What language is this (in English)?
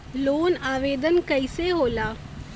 Bhojpuri